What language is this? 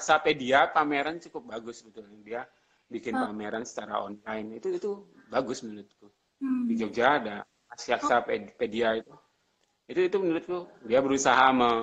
Indonesian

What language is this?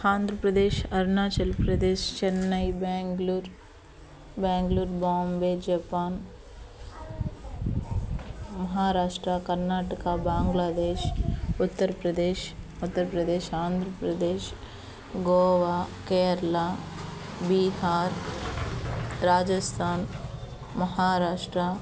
Telugu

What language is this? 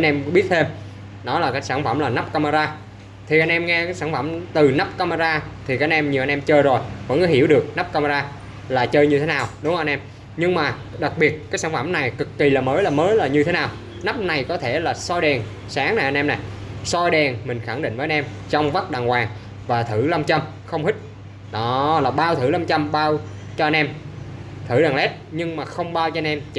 Vietnamese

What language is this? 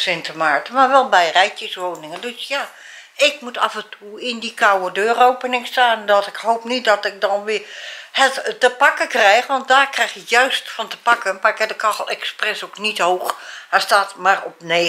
Dutch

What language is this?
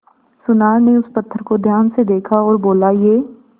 Hindi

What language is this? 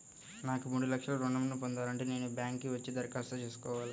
Telugu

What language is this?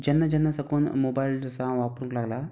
Konkani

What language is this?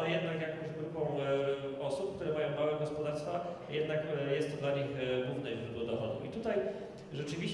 Polish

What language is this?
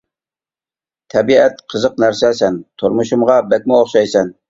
Uyghur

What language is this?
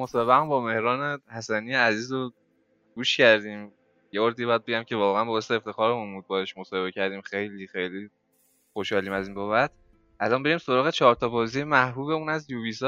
Persian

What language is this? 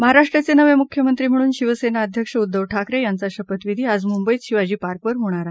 Marathi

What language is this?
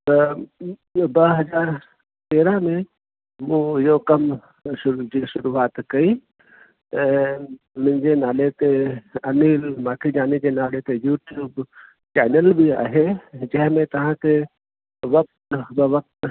Sindhi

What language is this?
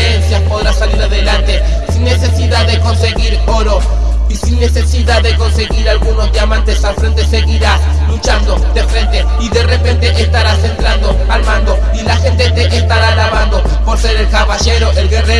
Spanish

